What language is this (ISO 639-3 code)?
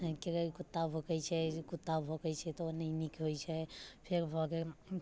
mai